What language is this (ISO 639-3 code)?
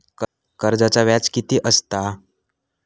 mar